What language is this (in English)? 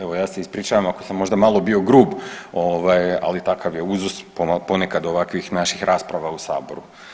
Croatian